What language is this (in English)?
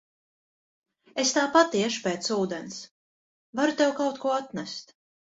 Latvian